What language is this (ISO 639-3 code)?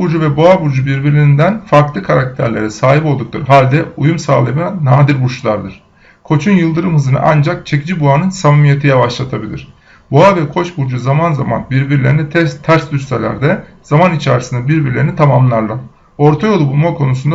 tur